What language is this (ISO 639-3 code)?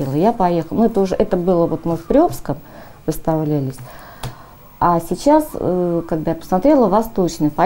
rus